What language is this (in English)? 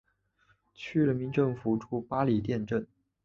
Chinese